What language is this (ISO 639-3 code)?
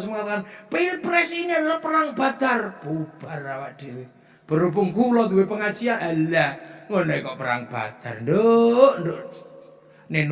ind